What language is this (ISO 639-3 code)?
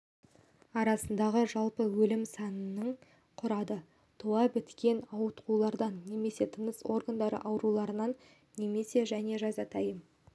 kaz